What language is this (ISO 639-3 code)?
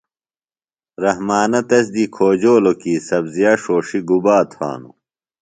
phl